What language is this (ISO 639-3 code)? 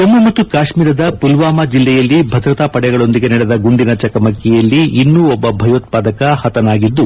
kan